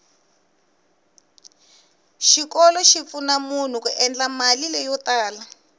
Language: Tsonga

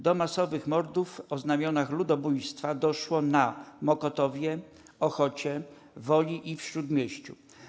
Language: Polish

